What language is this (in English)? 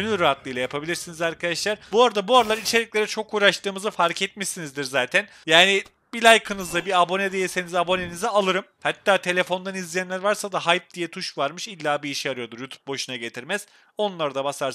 Turkish